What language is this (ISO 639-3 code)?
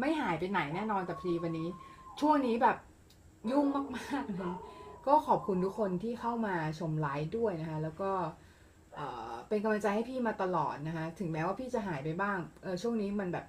tha